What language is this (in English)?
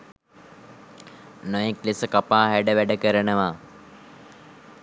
Sinhala